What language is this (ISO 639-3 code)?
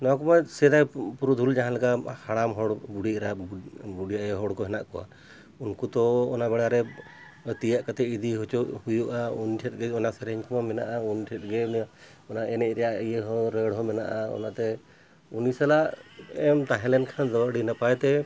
sat